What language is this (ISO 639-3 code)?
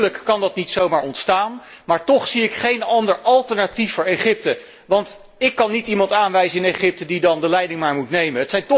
nld